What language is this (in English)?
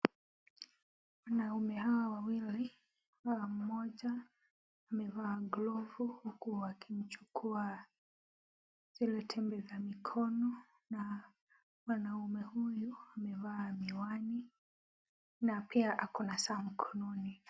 Swahili